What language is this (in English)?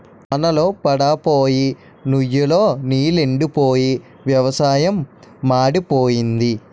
Telugu